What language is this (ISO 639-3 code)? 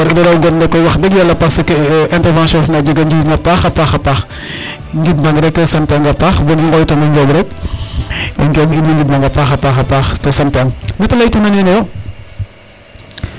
srr